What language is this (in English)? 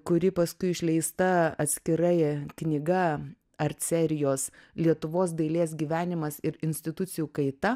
Lithuanian